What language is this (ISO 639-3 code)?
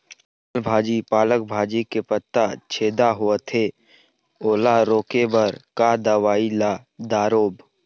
hne